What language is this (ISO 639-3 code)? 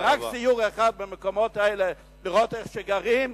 heb